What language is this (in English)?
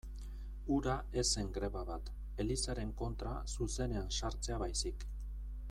Basque